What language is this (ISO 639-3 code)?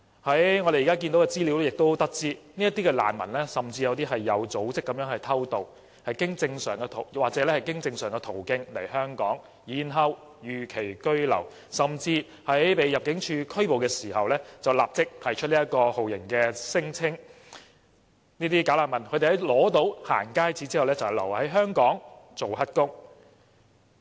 yue